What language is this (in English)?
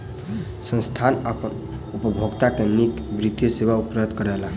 Maithili